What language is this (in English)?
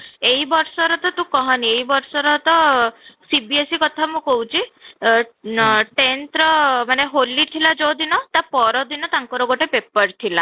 Odia